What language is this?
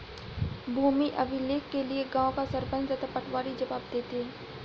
Hindi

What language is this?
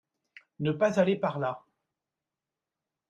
French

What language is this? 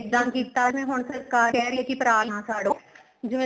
Punjabi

